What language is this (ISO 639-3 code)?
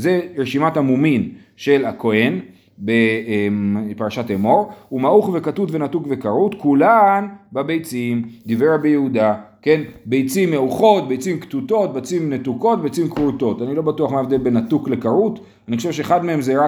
heb